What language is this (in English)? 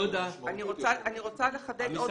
Hebrew